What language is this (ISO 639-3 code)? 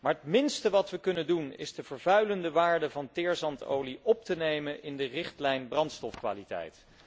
nld